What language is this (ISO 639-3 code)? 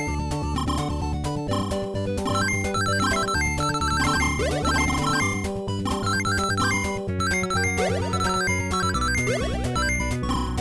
por